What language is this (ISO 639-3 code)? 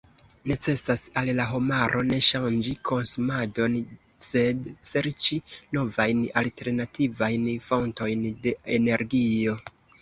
epo